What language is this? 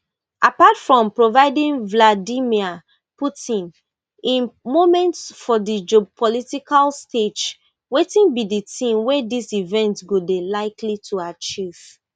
Nigerian Pidgin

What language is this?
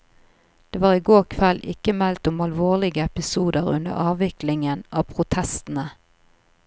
Norwegian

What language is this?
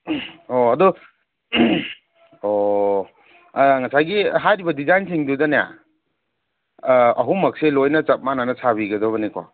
Manipuri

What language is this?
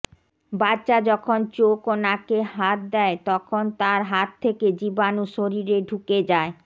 Bangla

